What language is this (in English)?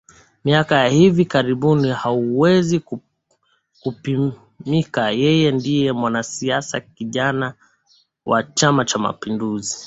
Swahili